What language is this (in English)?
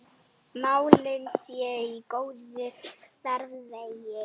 Icelandic